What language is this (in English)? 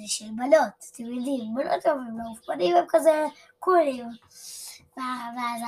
Hebrew